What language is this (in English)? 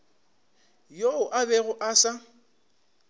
Northern Sotho